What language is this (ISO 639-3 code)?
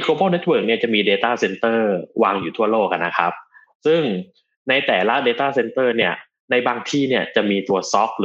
tha